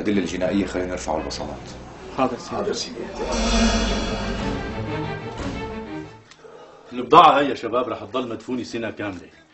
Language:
Arabic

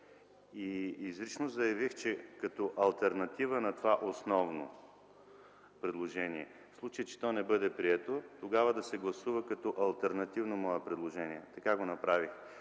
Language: Bulgarian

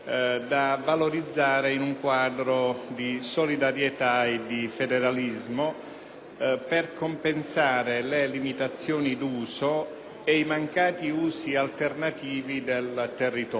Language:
Italian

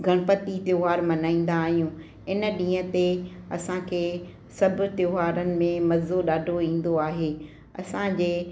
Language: Sindhi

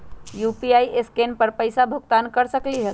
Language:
Magahi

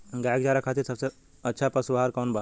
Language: Bhojpuri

